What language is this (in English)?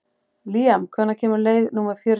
Icelandic